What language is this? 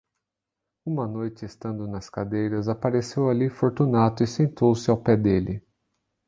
Portuguese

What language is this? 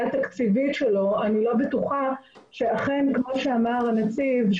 Hebrew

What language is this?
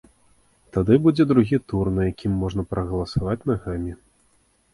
Belarusian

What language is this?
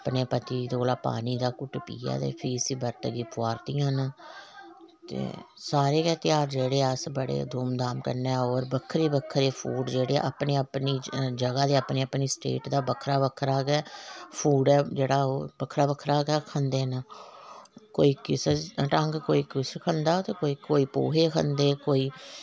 Dogri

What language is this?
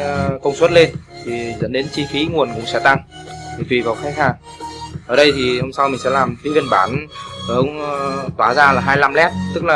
Vietnamese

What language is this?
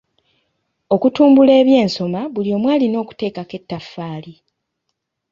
Ganda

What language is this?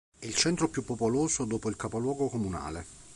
Italian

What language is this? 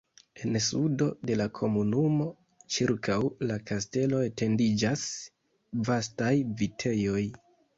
Esperanto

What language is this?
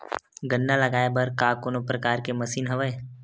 Chhattisgarhi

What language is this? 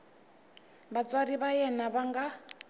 Tsonga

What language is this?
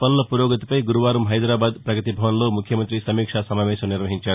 Telugu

